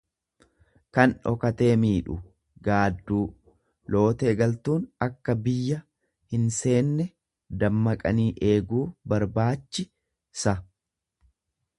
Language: Oromo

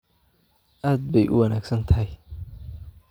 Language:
Somali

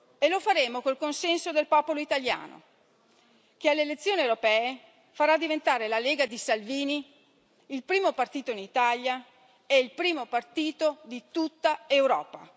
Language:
Italian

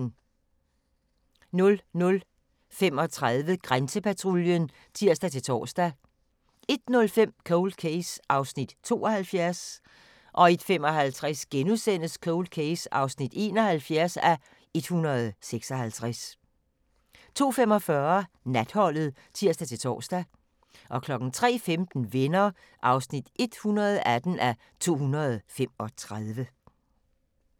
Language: Danish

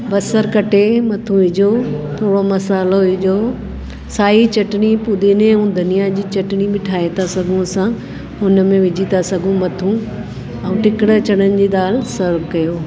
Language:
Sindhi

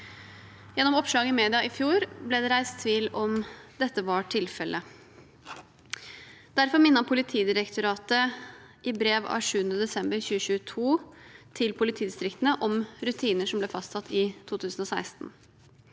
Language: Norwegian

